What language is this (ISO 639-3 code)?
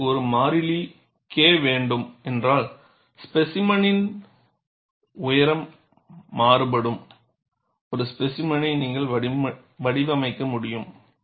tam